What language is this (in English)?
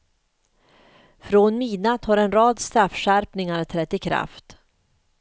Swedish